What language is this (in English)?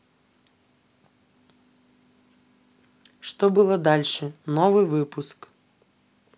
Russian